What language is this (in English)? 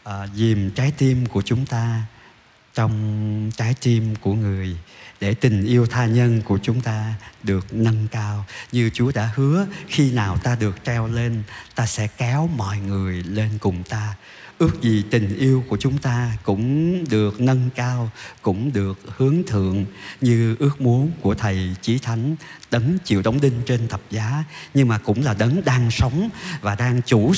Vietnamese